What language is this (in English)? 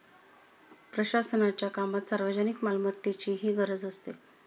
Marathi